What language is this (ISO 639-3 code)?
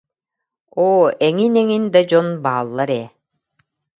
sah